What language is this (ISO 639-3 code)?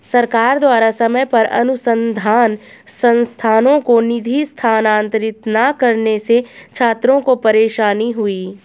hin